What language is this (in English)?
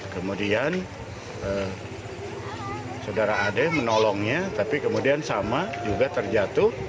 Indonesian